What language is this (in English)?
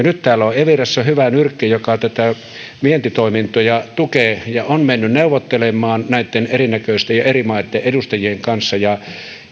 Finnish